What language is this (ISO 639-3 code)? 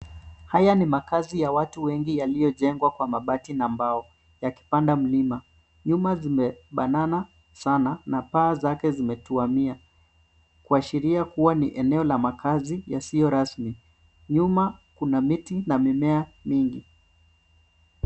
swa